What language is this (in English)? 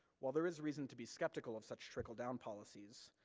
English